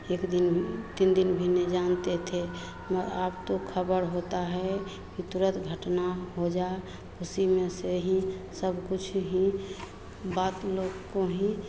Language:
Hindi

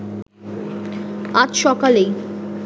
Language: Bangla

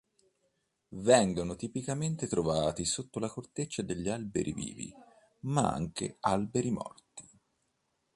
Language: Italian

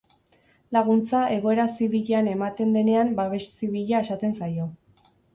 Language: Basque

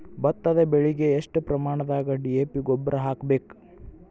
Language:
Kannada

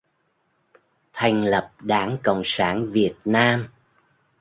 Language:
Vietnamese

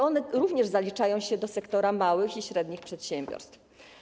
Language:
Polish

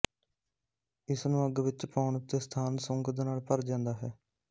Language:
Punjabi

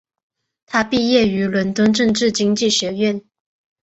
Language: Chinese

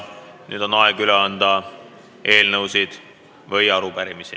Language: Estonian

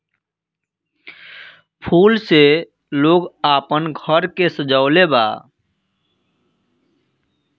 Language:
Bhojpuri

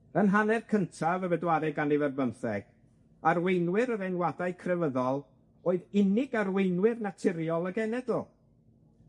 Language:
Welsh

